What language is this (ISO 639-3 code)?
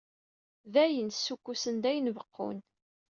kab